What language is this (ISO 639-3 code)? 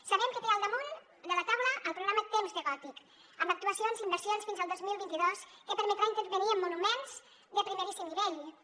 cat